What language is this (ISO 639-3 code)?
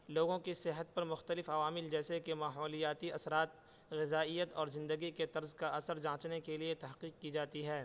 urd